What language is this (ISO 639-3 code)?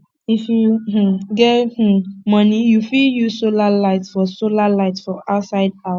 pcm